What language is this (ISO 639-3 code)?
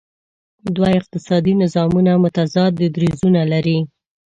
pus